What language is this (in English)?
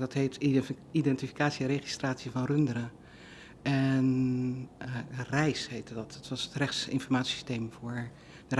Dutch